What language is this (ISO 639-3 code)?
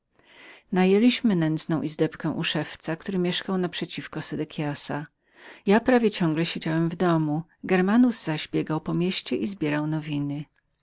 pol